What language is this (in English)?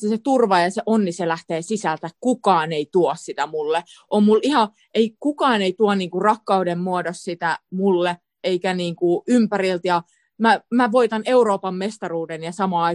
Finnish